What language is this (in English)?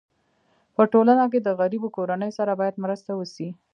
Pashto